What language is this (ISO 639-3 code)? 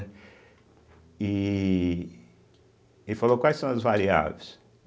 por